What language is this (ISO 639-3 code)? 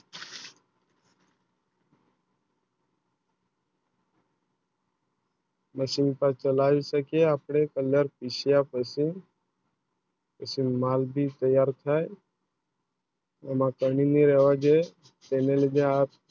guj